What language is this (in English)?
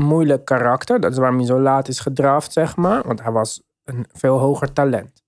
Dutch